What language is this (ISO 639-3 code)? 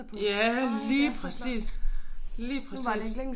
dan